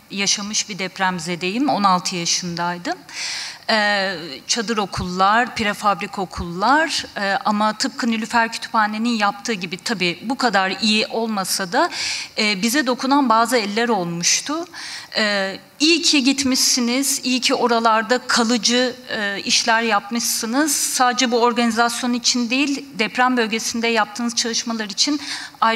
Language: Turkish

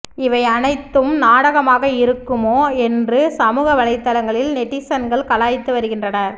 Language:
Tamil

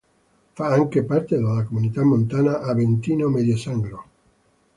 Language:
Italian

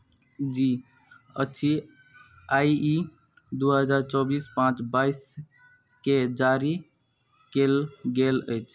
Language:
Maithili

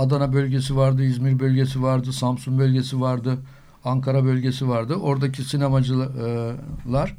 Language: Turkish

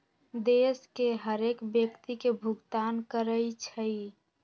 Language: Magahi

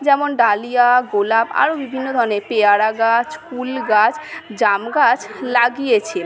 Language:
Bangla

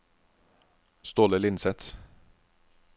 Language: Norwegian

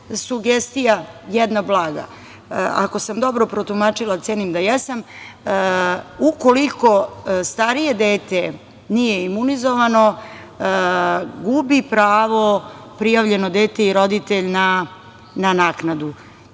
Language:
Serbian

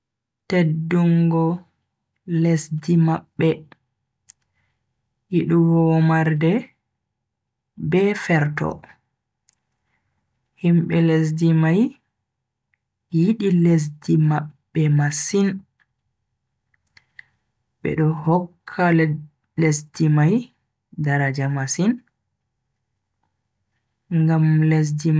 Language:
Bagirmi Fulfulde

